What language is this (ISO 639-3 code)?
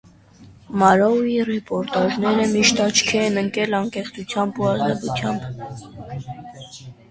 hye